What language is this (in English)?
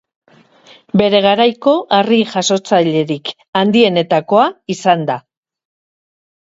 Basque